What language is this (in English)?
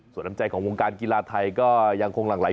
Thai